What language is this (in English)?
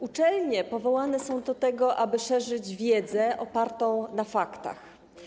Polish